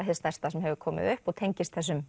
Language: Icelandic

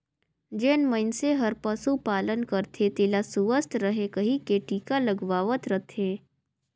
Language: Chhattisgarhi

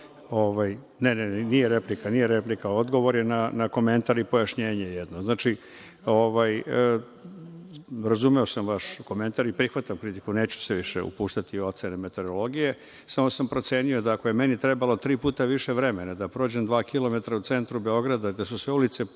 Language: Serbian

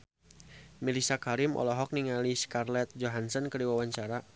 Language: Sundanese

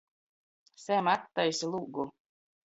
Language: Latgalian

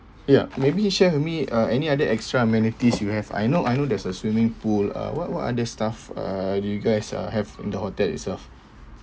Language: English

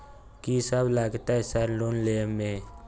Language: Maithili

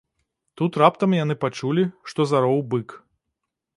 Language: Belarusian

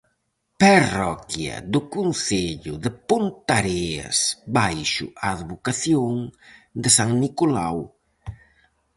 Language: Galician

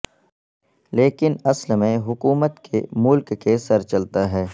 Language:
Urdu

